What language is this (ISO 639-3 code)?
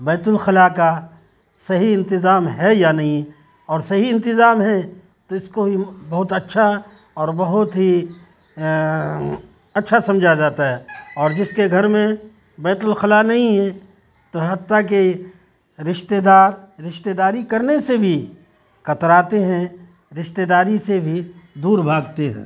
urd